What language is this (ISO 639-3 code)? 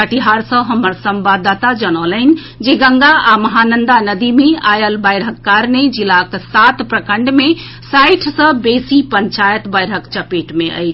mai